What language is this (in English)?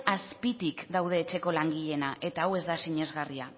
Basque